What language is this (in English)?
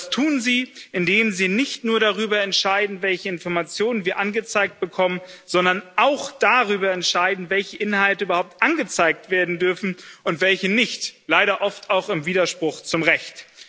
German